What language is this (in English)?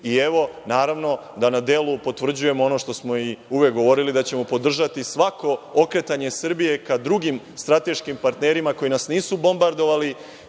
Serbian